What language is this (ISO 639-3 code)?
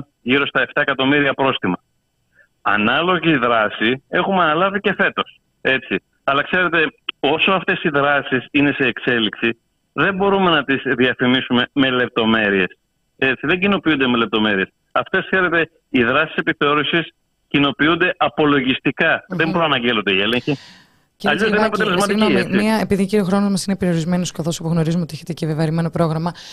ell